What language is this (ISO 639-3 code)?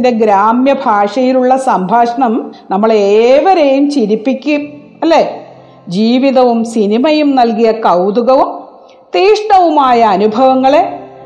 mal